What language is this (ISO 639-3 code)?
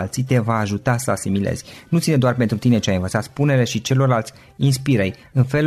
ron